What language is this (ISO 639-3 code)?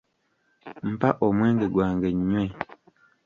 lug